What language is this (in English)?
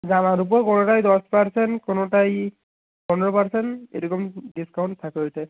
Bangla